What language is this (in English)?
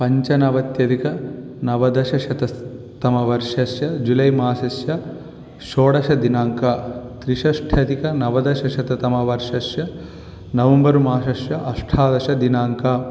Sanskrit